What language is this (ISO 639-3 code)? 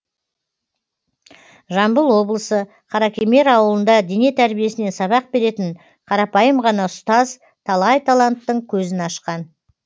kaz